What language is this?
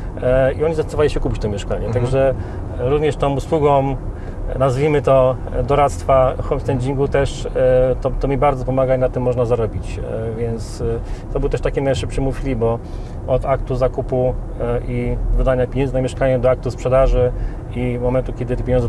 Polish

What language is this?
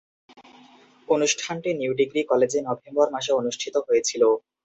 Bangla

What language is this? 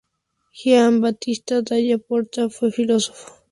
Spanish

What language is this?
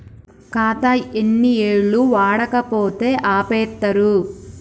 Telugu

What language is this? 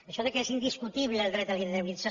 Catalan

